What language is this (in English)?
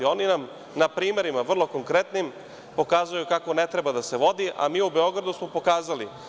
Serbian